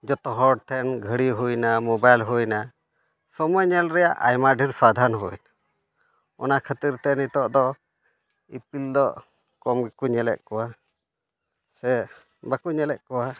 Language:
Santali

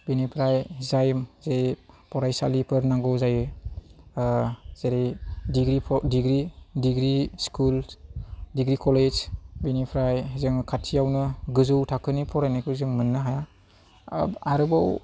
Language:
Bodo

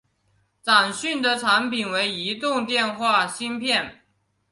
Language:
Chinese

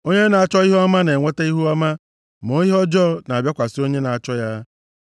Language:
Igbo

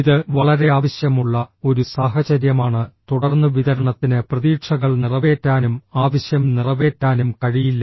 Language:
Malayalam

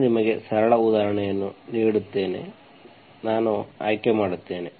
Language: Kannada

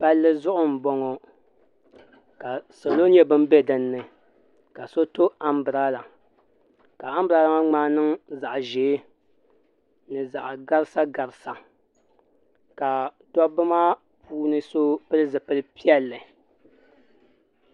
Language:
Dagbani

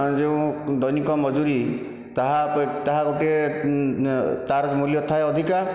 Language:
Odia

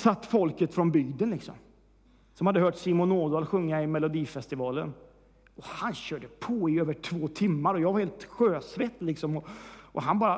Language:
Swedish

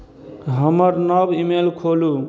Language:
Maithili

